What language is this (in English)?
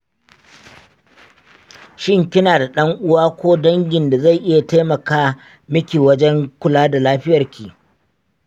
Hausa